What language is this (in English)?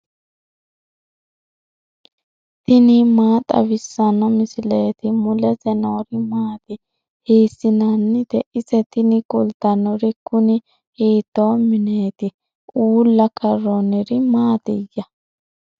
Sidamo